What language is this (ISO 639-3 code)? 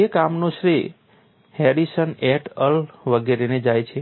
guj